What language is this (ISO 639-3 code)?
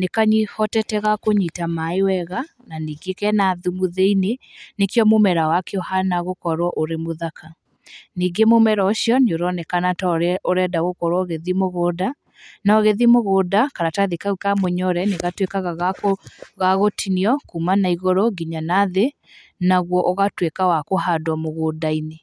kik